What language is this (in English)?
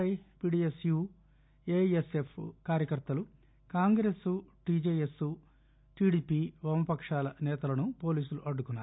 Telugu